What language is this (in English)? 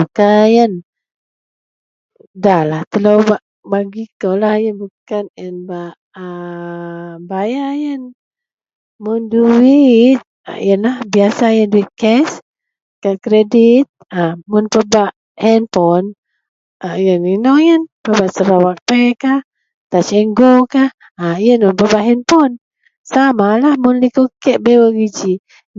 Central Melanau